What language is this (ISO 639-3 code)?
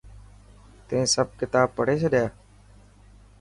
mki